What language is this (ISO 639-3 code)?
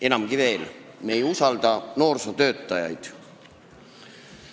est